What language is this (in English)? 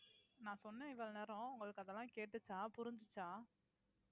Tamil